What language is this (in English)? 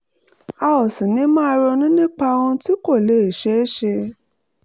Yoruba